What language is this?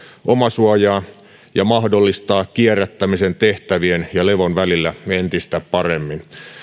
Finnish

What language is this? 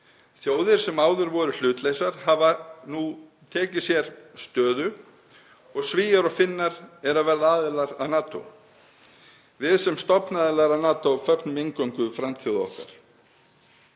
Icelandic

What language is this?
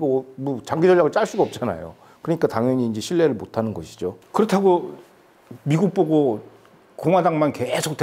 Korean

